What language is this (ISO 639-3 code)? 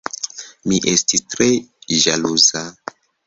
epo